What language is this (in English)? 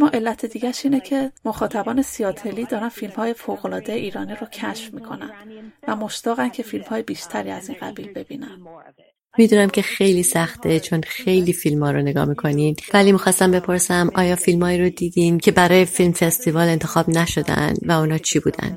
Persian